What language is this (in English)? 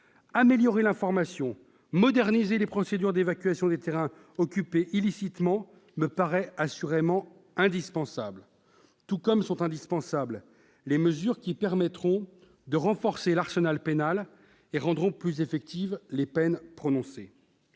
French